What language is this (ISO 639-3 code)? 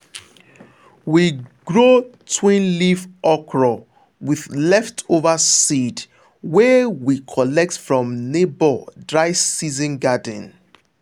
pcm